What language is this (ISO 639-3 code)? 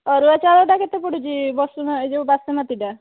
ori